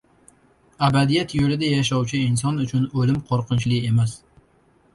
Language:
Uzbek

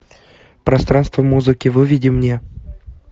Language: Russian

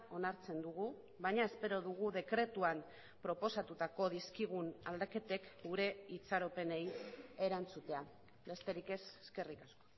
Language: Basque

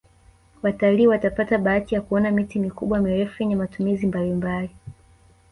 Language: Swahili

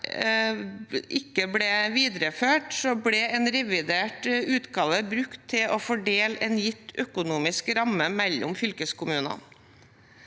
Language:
Norwegian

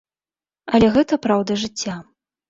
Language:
Belarusian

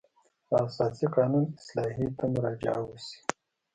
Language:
Pashto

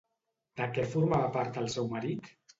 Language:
Catalan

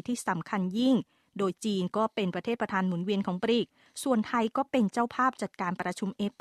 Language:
Thai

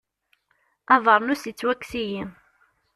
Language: Kabyle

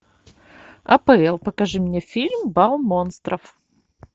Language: Russian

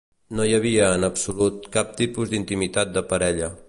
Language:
Catalan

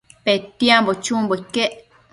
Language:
Matsés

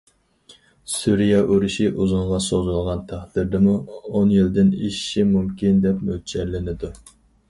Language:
Uyghur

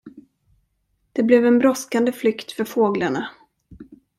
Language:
Swedish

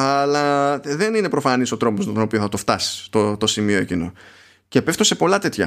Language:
Greek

